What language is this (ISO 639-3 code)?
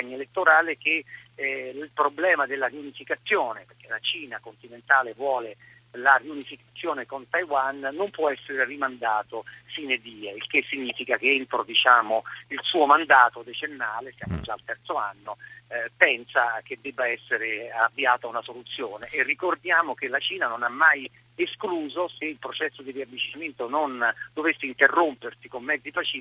ita